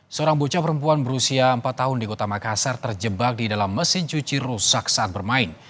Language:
Indonesian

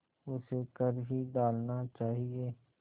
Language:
Hindi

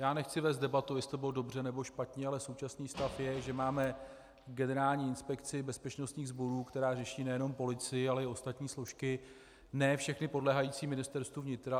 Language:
Czech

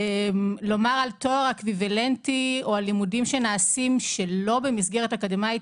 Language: Hebrew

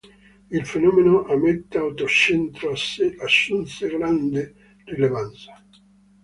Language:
Italian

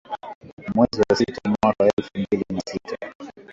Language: Swahili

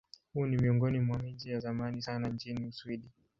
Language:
Swahili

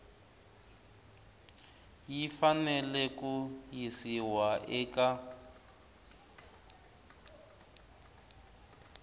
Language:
Tsonga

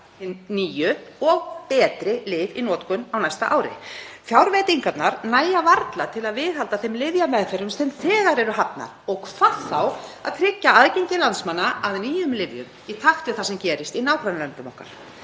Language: Icelandic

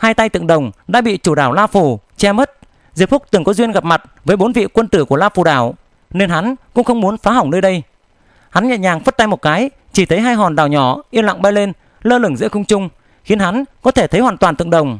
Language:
Vietnamese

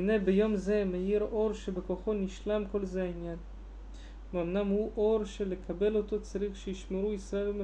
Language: Hebrew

